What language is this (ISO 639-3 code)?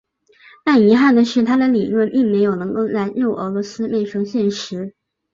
zho